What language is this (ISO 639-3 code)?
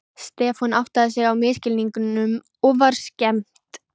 isl